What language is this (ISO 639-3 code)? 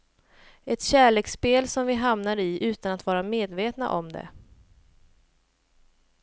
swe